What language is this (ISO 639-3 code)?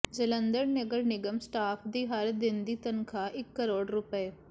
pan